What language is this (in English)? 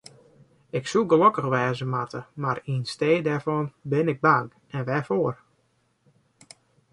Western Frisian